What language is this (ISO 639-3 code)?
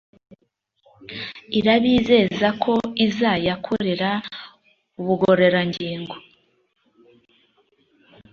kin